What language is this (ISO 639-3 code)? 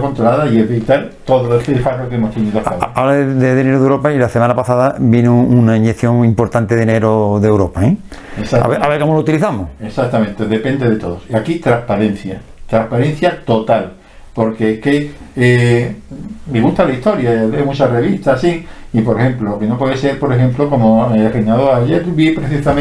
spa